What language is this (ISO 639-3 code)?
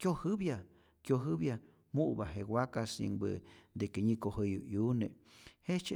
zor